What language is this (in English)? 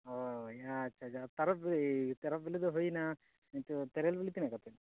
Santali